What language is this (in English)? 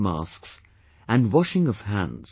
English